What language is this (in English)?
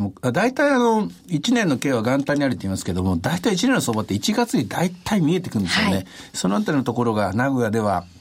Japanese